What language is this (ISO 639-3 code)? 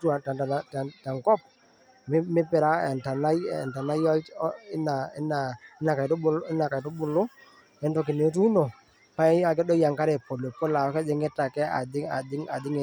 mas